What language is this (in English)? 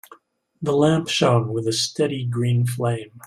English